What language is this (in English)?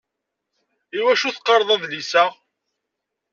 Kabyle